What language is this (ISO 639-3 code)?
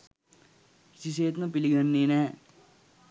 sin